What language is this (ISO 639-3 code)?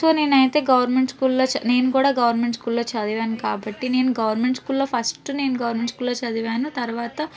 tel